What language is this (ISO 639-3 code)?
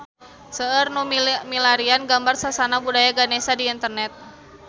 sun